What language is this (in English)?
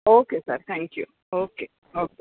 Marathi